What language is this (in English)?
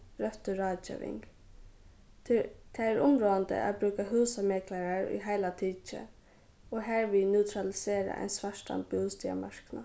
Faroese